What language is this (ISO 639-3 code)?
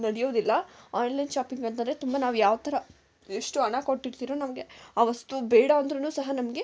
kan